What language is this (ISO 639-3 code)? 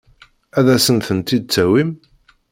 kab